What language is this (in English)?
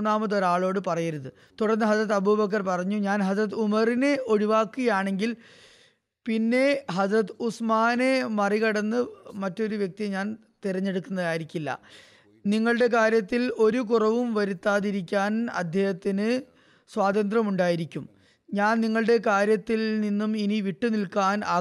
Malayalam